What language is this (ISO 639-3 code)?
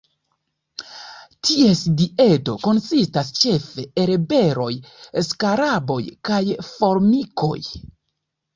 epo